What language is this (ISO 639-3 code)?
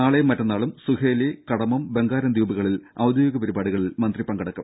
mal